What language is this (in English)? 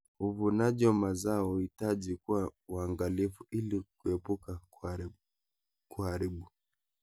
Kalenjin